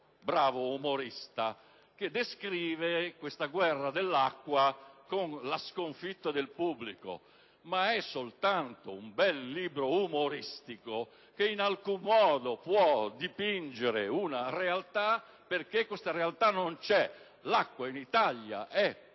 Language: Italian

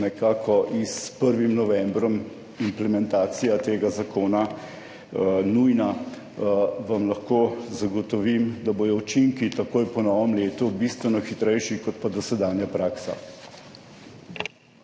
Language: Slovenian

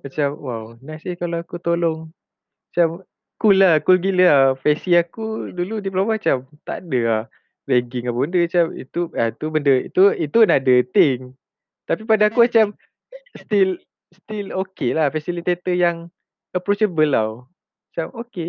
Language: Malay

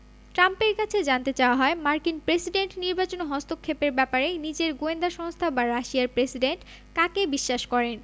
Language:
Bangla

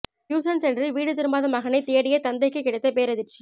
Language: Tamil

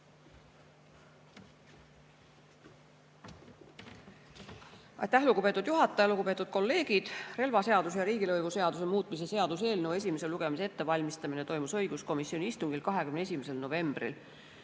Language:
Estonian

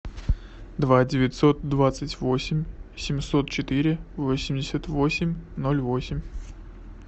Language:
Russian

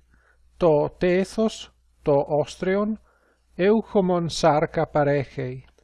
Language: Greek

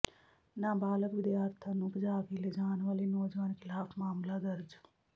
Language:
Punjabi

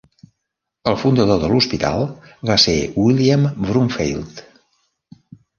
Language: Catalan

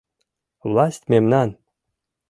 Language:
Mari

